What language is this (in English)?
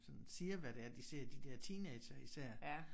Danish